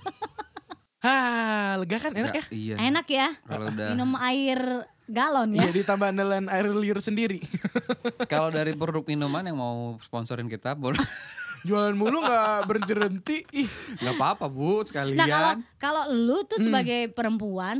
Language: Indonesian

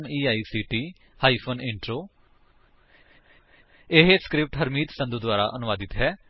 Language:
Punjabi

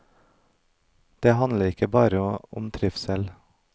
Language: Norwegian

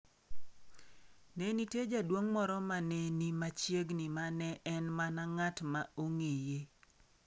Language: Luo (Kenya and Tanzania)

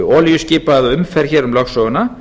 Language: Icelandic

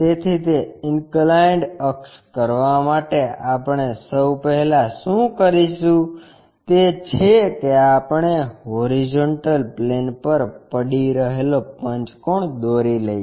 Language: Gujarati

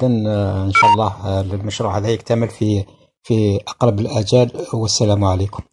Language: Arabic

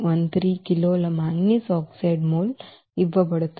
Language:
Telugu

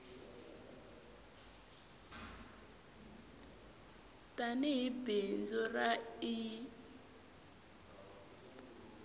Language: Tsonga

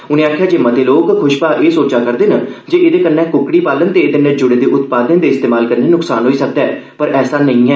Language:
Dogri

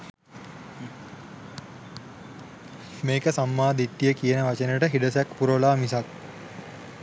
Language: Sinhala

